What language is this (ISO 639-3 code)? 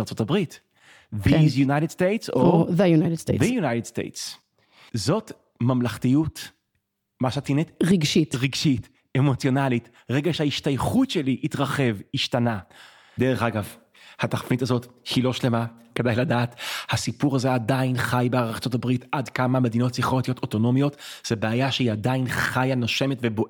heb